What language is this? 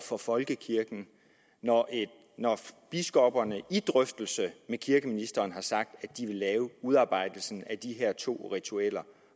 Danish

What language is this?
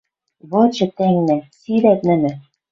Western Mari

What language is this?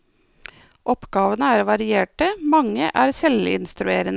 Norwegian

